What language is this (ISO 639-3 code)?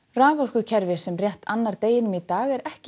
isl